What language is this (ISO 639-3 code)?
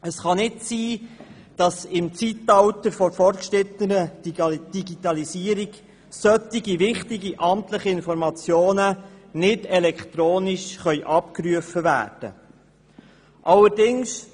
gsw